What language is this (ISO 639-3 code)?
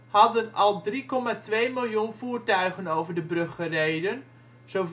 nld